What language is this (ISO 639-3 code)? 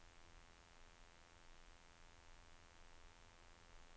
swe